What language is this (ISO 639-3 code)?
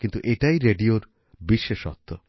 ben